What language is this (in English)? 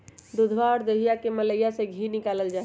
Magahi